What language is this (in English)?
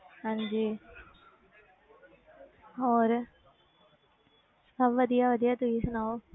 Punjabi